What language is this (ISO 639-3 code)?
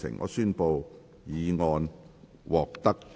yue